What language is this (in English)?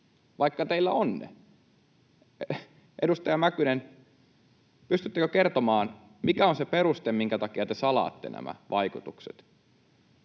Finnish